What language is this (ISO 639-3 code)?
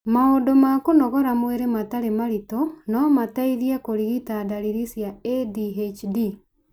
kik